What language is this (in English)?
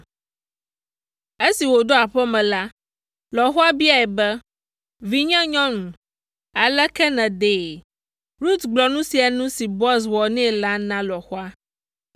Ewe